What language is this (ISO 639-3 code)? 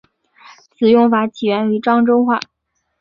zho